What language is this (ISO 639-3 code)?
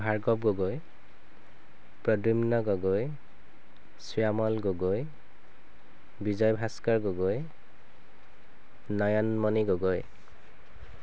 asm